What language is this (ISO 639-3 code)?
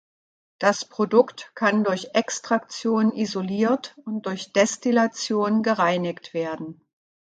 deu